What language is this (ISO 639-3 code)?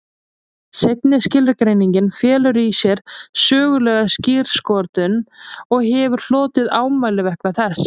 isl